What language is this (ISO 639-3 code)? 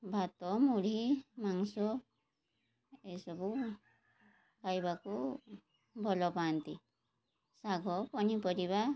ori